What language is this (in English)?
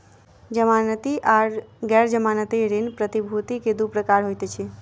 Maithili